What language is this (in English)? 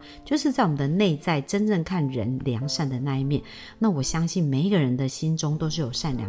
Chinese